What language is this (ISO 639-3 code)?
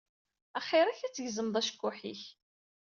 kab